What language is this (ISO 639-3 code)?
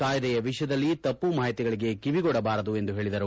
kan